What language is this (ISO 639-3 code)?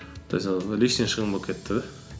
kaz